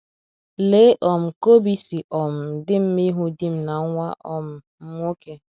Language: Igbo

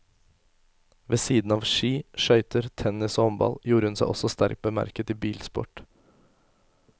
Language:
Norwegian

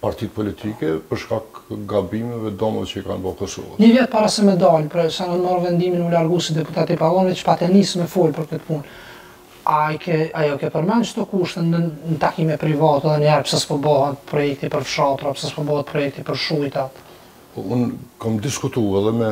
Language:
Romanian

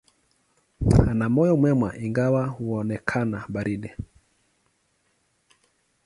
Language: Swahili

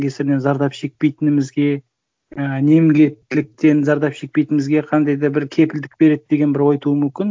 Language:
Kazakh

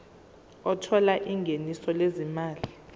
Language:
Zulu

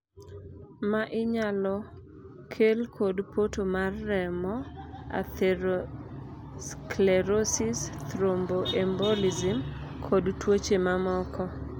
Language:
Luo (Kenya and Tanzania)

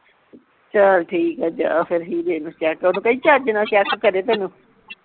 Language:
Punjabi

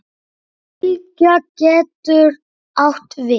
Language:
Icelandic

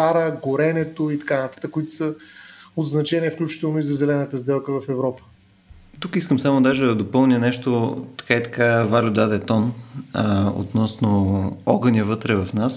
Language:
Bulgarian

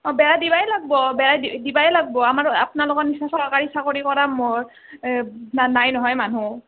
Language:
Assamese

